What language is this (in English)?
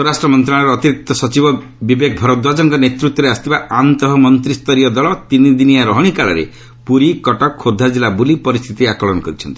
Odia